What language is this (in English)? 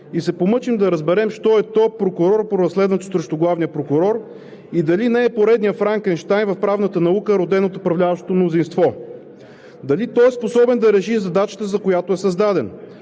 Bulgarian